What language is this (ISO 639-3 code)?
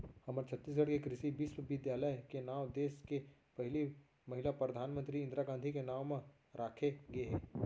hne